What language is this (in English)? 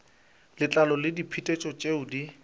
Northern Sotho